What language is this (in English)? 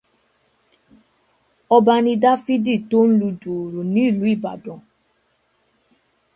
Yoruba